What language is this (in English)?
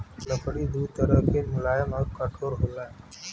Bhojpuri